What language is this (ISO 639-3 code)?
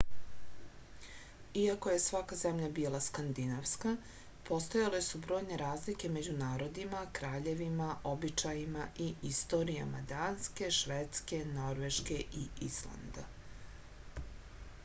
srp